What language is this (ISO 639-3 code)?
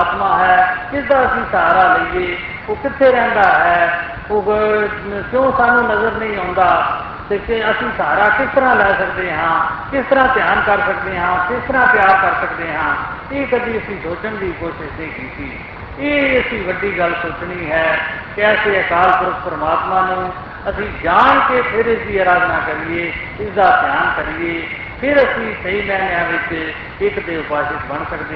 hin